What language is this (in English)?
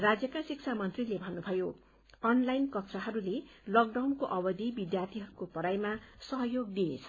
Nepali